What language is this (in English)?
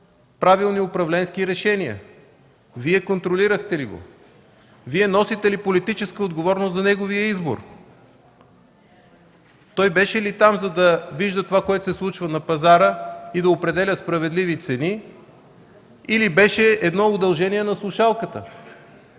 Bulgarian